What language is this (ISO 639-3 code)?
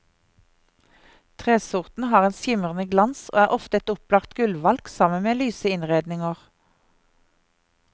nor